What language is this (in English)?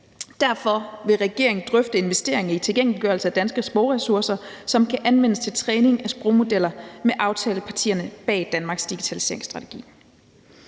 Danish